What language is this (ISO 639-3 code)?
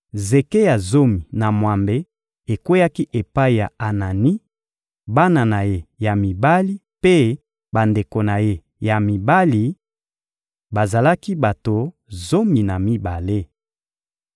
lin